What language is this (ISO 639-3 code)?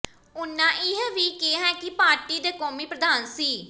pan